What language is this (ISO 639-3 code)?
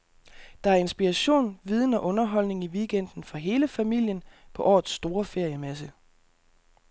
dan